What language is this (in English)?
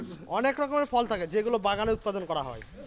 Bangla